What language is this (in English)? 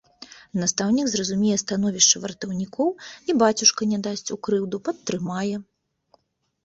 Belarusian